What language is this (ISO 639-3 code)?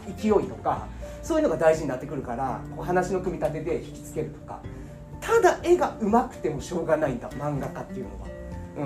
jpn